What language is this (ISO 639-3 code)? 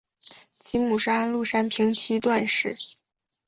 zho